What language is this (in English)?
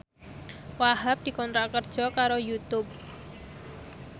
Javanese